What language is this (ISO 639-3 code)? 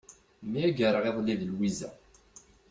kab